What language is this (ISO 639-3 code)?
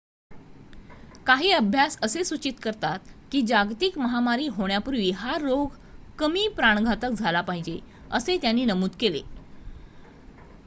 mar